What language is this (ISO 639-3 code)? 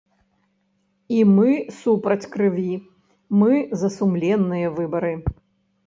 bel